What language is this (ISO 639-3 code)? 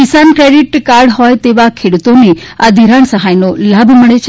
guj